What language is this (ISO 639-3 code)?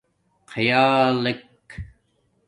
dmk